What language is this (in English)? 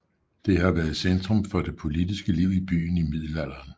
Danish